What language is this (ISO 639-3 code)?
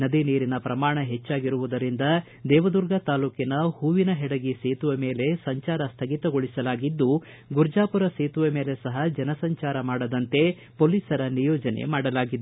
kan